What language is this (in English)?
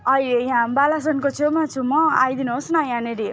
Nepali